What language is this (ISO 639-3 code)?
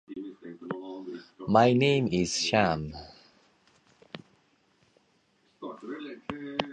tir